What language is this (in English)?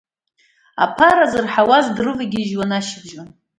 Abkhazian